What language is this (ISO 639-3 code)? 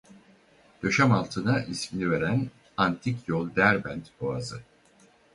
tur